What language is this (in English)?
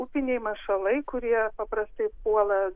Lithuanian